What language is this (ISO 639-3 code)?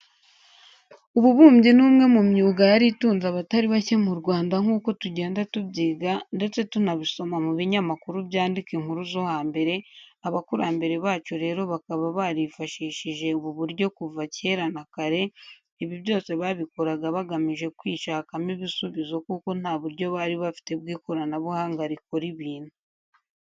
kin